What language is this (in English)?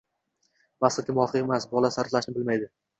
Uzbek